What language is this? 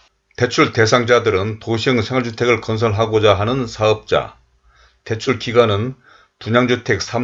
Korean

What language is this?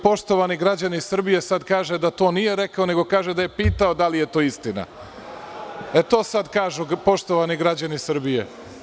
Serbian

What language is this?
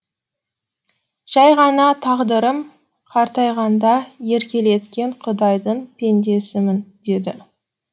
Kazakh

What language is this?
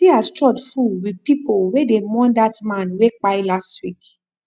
Nigerian Pidgin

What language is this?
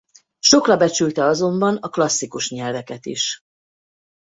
Hungarian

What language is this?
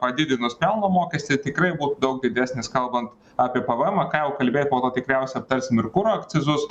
Lithuanian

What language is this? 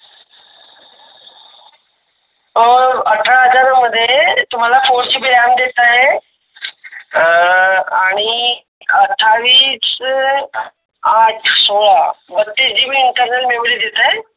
Marathi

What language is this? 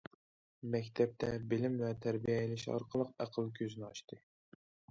Uyghur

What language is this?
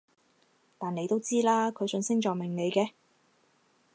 Cantonese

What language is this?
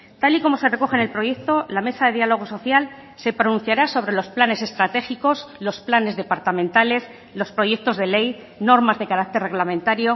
Spanish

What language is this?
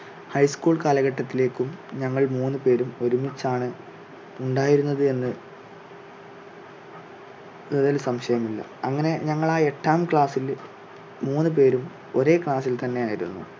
Malayalam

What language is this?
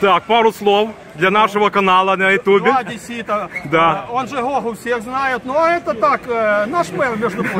Russian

